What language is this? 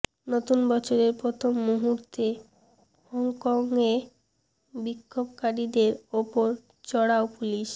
Bangla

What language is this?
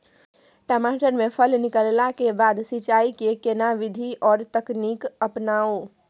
Maithili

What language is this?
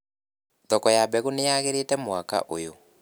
Kikuyu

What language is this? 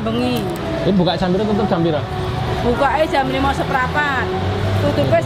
Indonesian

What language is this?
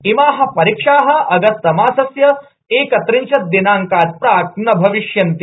Sanskrit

